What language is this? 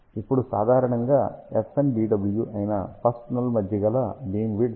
Telugu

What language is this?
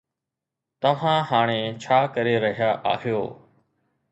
Sindhi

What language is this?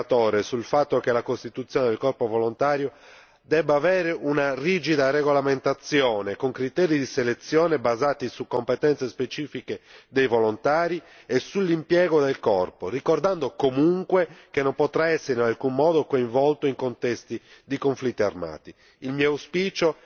Italian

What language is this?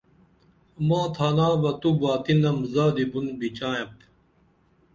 Dameli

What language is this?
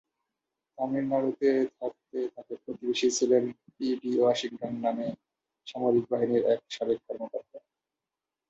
Bangla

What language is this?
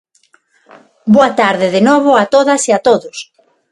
Galician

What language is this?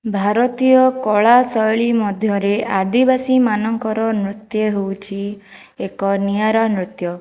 Odia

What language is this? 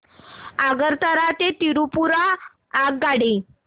Marathi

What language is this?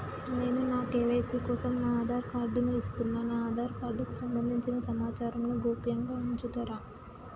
Telugu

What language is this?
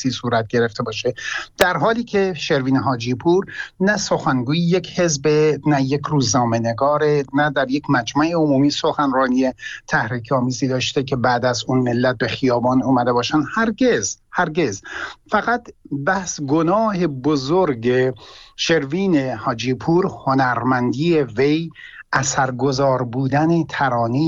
Persian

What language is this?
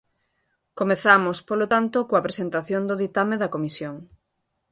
Galician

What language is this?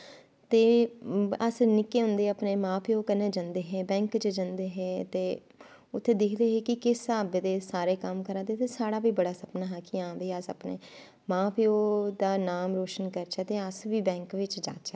Dogri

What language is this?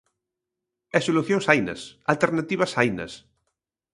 Galician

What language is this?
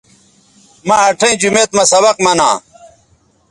Bateri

